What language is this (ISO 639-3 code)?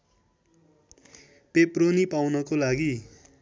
nep